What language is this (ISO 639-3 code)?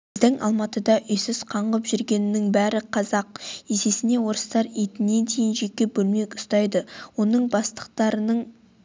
kaz